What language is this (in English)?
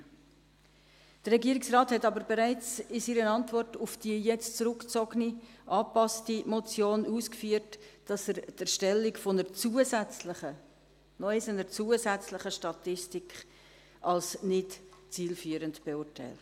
Swiss German